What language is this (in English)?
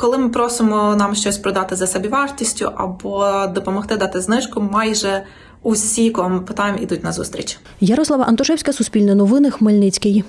Ukrainian